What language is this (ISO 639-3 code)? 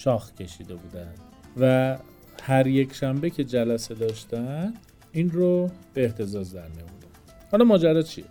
fas